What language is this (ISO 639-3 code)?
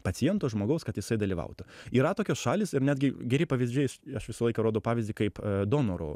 lit